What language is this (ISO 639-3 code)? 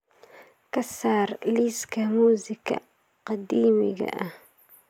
som